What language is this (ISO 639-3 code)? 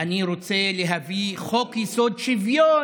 heb